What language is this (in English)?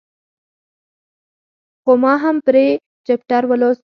Pashto